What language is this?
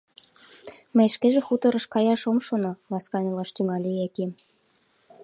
Mari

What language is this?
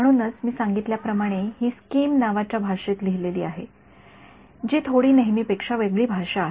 Marathi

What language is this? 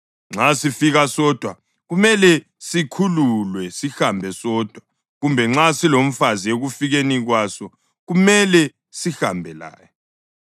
North Ndebele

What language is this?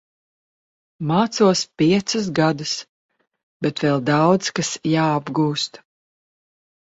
Latvian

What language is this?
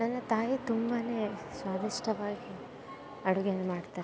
Kannada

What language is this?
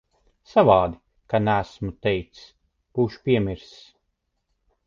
Latvian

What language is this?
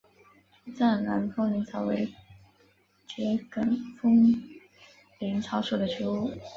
Chinese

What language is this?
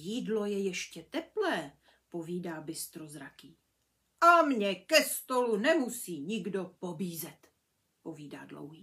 Czech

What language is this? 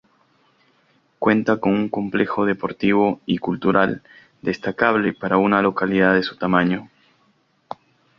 Spanish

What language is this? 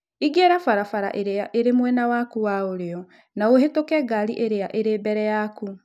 Kikuyu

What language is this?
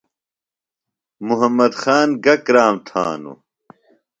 Phalura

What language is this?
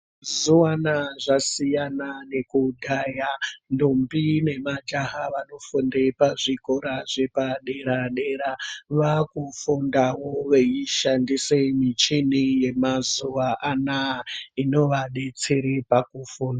Ndau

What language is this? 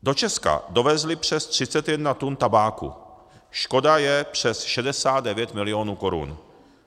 Czech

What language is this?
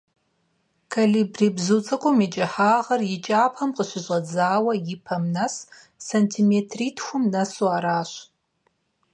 Kabardian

